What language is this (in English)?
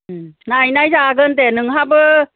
Bodo